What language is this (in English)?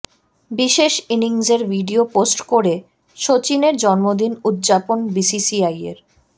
Bangla